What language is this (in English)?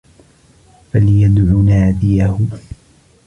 Arabic